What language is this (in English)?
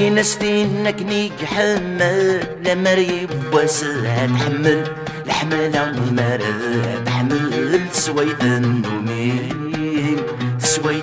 Arabic